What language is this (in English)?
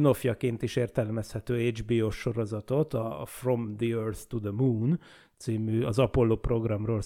Hungarian